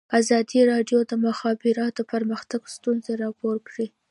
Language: Pashto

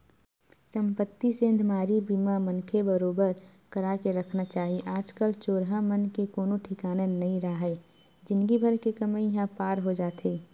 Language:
Chhattisgarhi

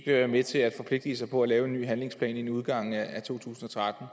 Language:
Danish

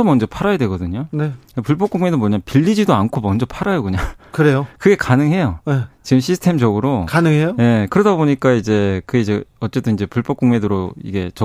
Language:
Korean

